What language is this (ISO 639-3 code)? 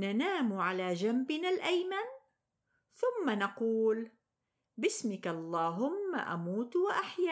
ara